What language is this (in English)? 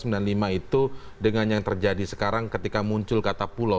Indonesian